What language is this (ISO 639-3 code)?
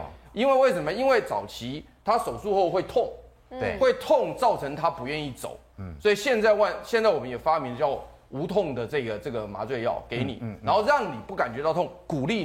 zho